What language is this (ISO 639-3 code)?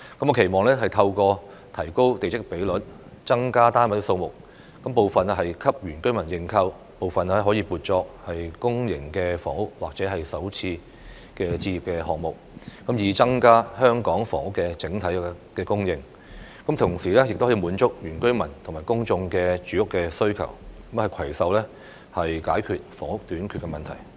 yue